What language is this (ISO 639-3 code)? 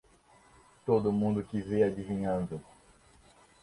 por